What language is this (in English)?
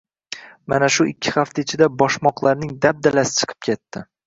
Uzbek